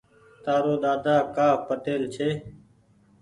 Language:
Goaria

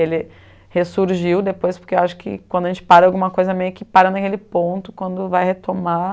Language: Portuguese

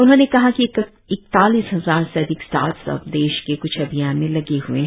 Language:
Hindi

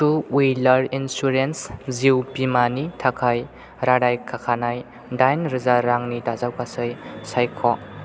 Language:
Bodo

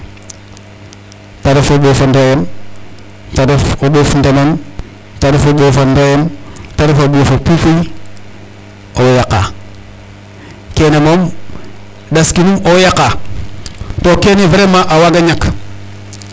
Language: Serer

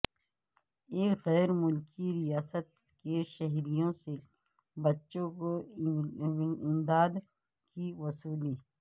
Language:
Urdu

